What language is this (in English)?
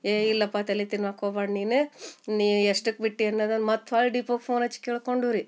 Kannada